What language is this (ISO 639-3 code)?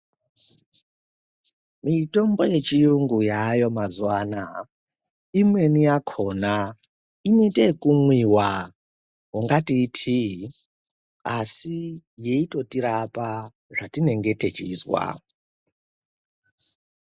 ndc